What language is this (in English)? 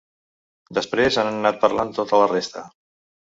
Catalan